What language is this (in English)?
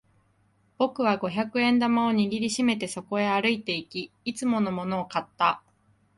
Japanese